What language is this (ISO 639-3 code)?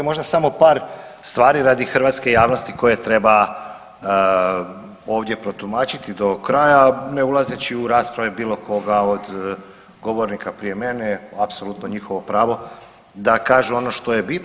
hrv